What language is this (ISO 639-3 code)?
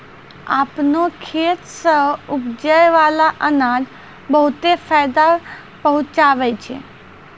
mai